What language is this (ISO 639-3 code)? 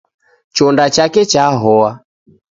dav